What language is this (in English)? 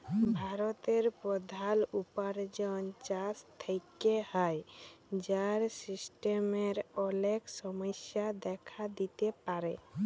Bangla